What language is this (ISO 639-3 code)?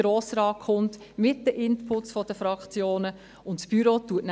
gsw